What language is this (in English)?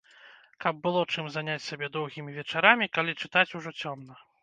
Belarusian